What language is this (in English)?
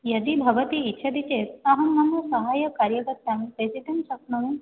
Sanskrit